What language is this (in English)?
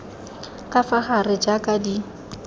Tswana